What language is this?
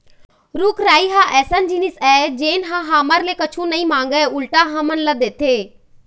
Chhattisgarhi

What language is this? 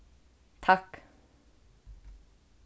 Faroese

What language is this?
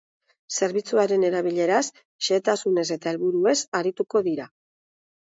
Basque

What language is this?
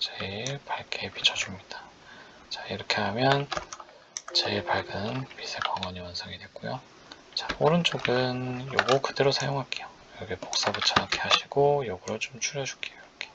Korean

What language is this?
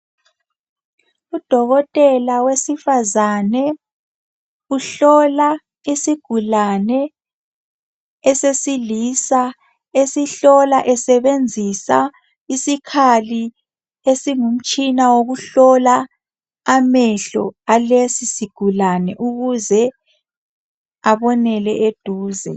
North Ndebele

